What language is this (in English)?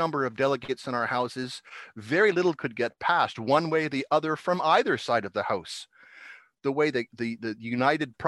English